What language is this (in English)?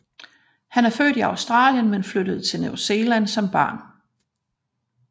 Danish